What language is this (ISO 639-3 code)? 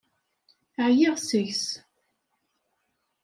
kab